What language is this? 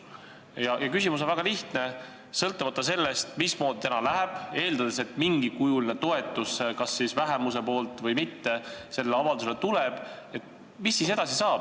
Estonian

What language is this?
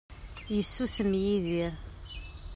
Kabyle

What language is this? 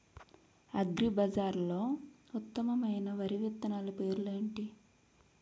Telugu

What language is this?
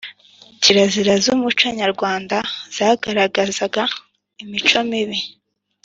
Kinyarwanda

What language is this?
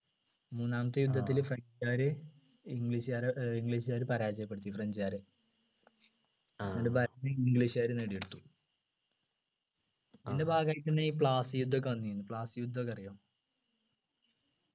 Malayalam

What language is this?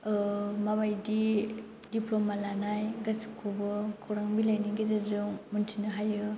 Bodo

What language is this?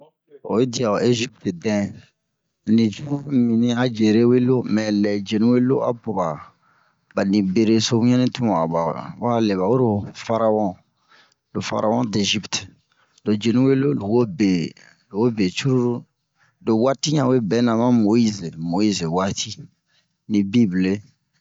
Bomu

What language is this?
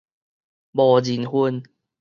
Min Nan Chinese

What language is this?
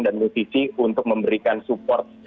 Indonesian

